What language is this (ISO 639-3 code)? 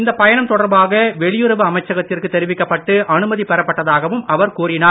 tam